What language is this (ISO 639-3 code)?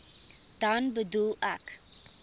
afr